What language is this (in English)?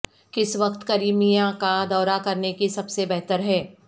Urdu